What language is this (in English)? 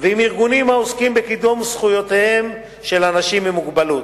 Hebrew